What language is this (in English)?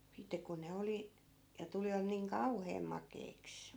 Finnish